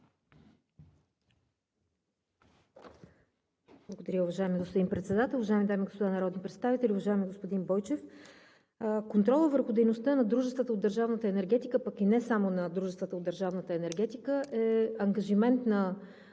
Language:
Bulgarian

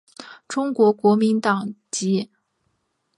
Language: Chinese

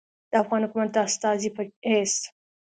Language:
Pashto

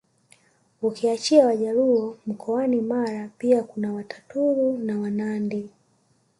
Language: Swahili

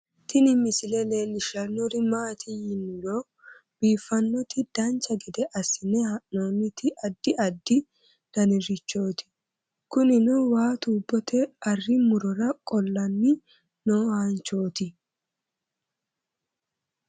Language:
Sidamo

